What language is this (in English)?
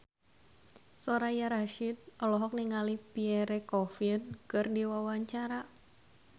Sundanese